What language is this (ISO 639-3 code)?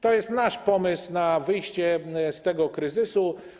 pol